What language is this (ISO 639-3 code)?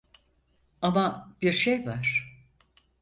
tur